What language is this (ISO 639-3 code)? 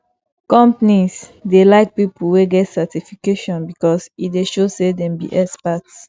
pcm